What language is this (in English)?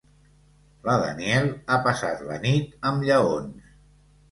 Catalan